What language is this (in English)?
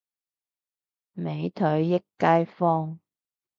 Cantonese